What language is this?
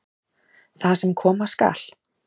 Icelandic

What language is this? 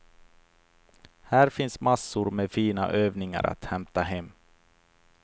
Swedish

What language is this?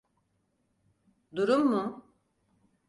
Turkish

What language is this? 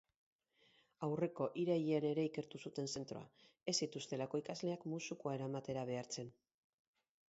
Basque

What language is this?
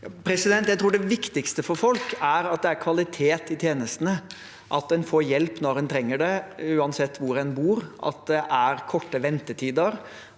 Norwegian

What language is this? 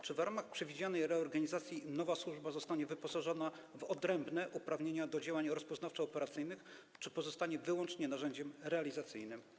Polish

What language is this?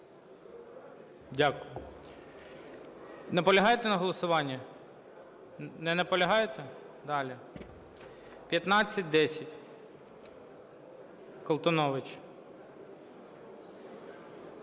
Ukrainian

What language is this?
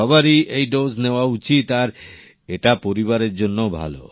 Bangla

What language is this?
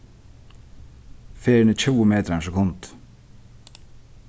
Faroese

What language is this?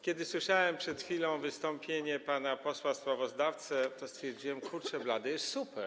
Polish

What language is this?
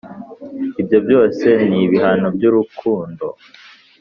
Kinyarwanda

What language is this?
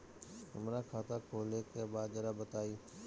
Bhojpuri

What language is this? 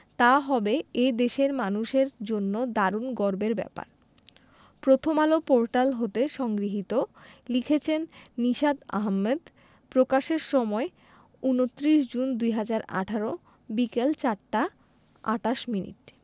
Bangla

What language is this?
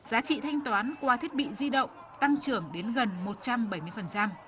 Vietnamese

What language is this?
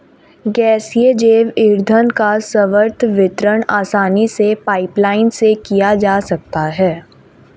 Hindi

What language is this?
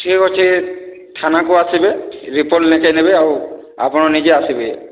Odia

